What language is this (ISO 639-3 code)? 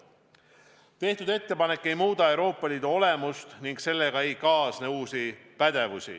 est